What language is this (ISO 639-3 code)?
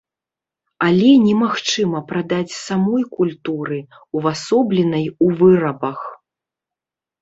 bel